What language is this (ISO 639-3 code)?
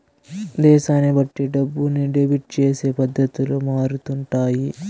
tel